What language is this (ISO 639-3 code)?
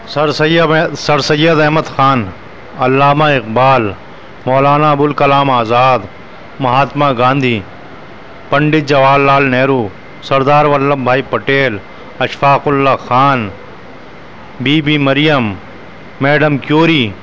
urd